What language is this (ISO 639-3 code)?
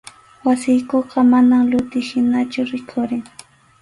qxu